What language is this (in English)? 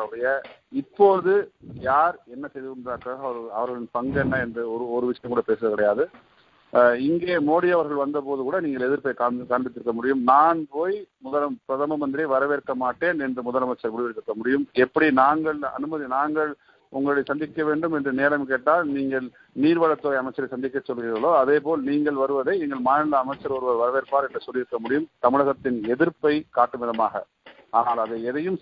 Tamil